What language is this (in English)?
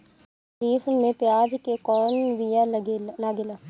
Bhojpuri